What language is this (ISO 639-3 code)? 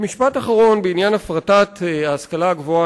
heb